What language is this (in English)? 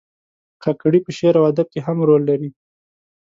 Pashto